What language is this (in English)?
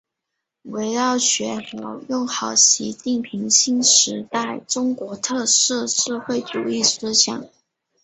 Chinese